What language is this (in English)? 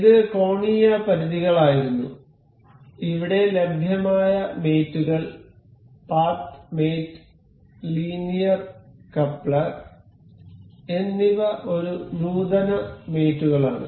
Malayalam